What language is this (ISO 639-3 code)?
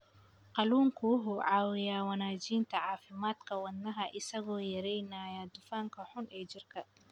som